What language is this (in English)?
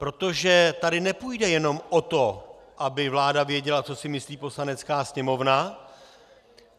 Czech